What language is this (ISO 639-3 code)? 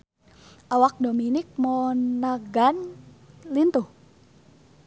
sun